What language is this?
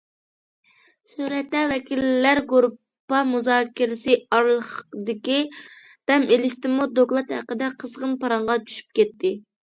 Uyghur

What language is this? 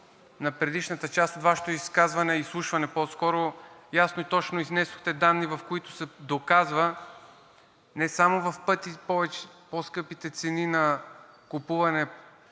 Bulgarian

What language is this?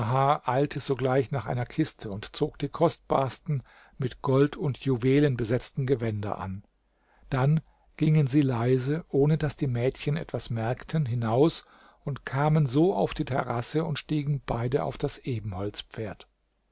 German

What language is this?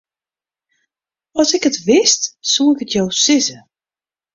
Western Frisian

